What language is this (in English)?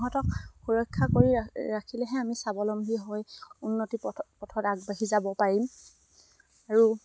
Assamese